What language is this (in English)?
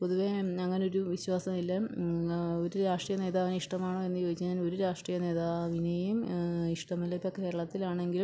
Malayalam